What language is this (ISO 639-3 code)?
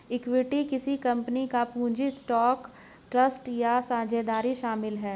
hin